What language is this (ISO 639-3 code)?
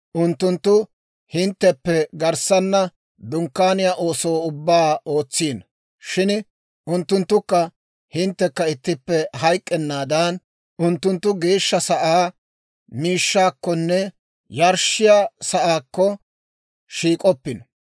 dwr